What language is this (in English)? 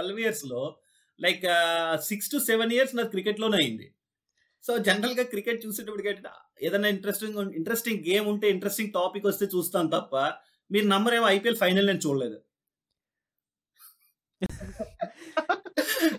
Telugu